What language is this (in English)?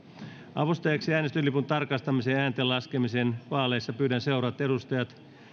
Finnish